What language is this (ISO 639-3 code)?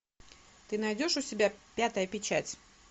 rus